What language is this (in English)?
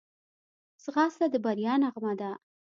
Pashto